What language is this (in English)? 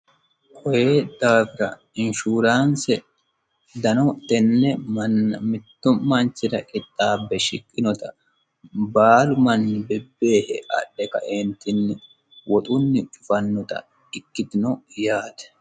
Sidamo